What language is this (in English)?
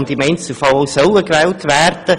Swiss German